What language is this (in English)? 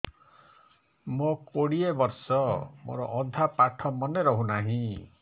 Odia